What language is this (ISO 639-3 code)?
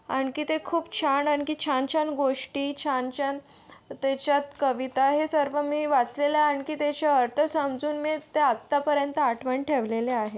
mar